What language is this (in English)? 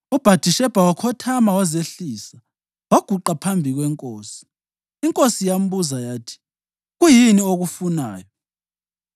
North Ndebele